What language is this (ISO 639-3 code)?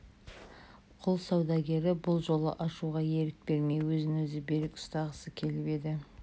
kaz